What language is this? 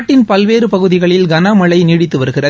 Tamil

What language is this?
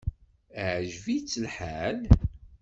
Kabyle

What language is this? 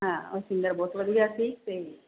Punjabi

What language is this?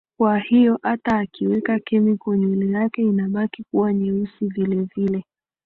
Swahili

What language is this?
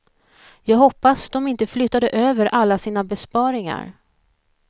Swedish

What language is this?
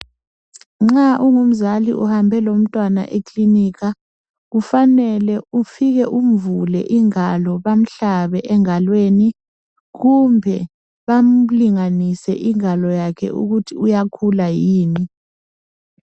North Ndebele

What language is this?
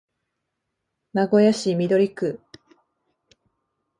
Japanese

